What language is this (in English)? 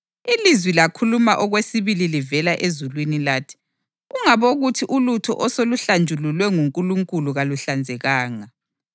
North Ndebele